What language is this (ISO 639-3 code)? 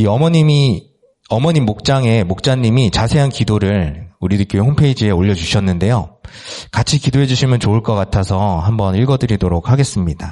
kor